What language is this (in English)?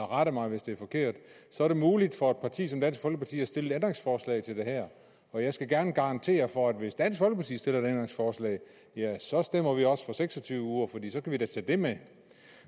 Danish